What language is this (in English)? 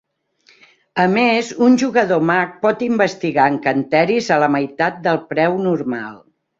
Catalan